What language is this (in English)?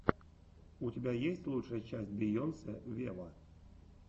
Russian